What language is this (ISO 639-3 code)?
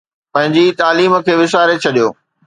snd